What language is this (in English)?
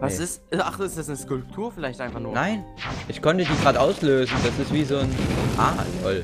German